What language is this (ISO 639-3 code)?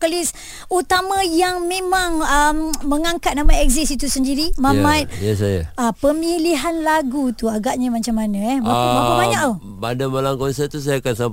msa